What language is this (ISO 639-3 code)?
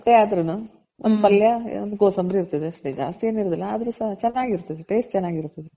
kan